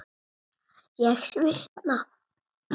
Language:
Icelandic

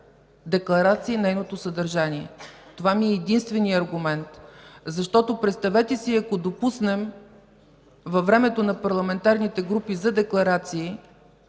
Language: Bulgarian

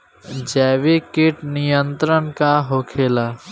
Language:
Bhojpuri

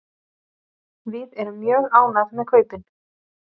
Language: Icelandic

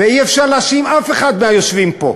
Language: Hebrew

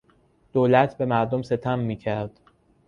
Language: Persian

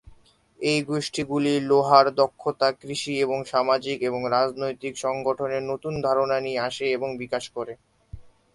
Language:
Bangla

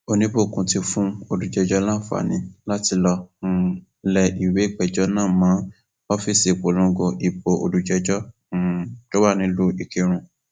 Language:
Yoruba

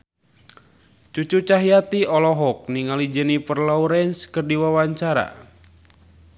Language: Sundanese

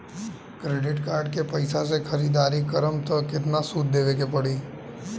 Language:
Bhojpuri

